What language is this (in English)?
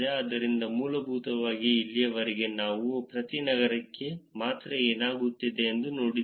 Kannada